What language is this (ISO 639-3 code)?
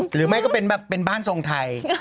tha